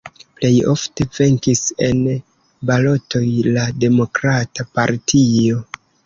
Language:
Esperanto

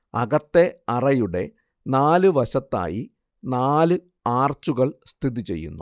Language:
Malayalam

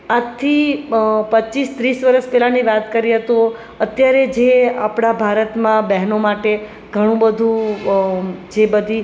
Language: Gujarati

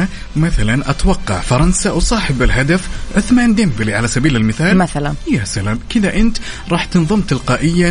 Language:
Arabic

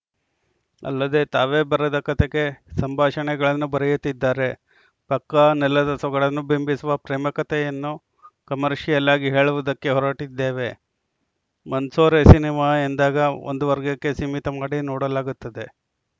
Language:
Kannada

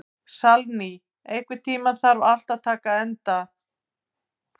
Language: Icelandic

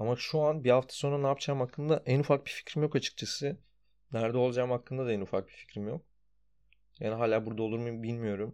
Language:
Turkish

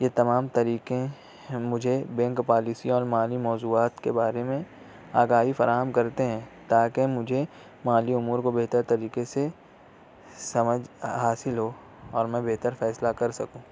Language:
Urdu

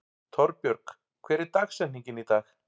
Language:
Icelandic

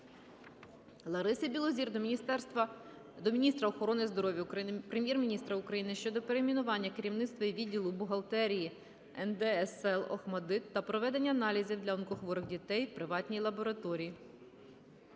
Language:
Ukrainian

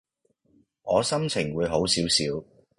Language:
Cantonese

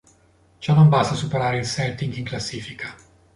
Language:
Italian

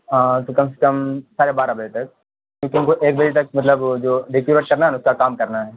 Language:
Urdu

